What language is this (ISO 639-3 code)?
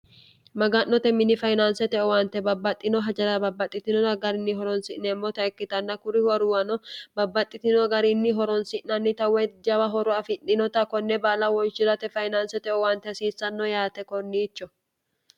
sid